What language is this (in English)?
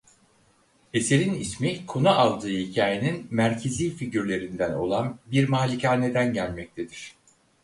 Turkish